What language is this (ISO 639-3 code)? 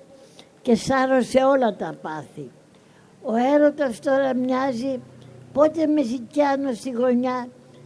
ell